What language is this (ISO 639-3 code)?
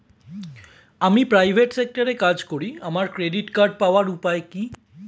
ben